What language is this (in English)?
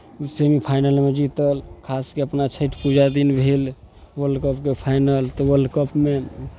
Maithili